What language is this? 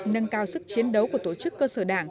Vietnamese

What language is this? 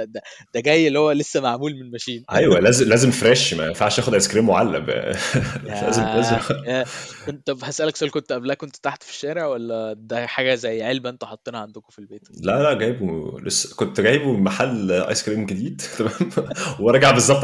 Arabic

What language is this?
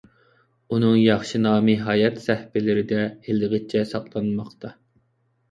Uyghur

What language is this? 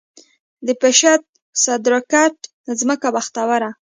Pashto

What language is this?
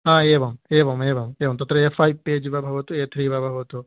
Sanskrit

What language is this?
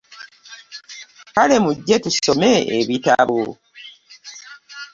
Ganda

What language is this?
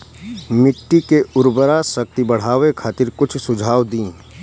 Bhojpuri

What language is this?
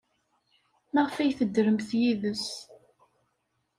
Kabyle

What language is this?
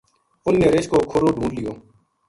Gujari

